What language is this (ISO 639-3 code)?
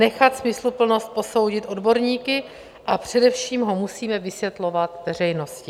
ces